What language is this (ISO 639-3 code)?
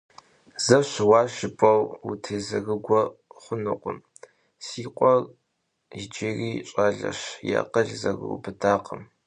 kbd